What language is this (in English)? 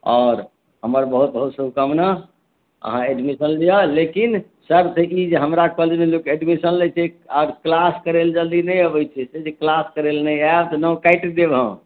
Maithili